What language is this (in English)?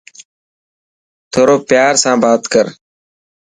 Dhatki